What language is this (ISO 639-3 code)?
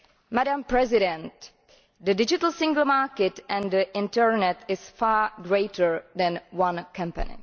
eng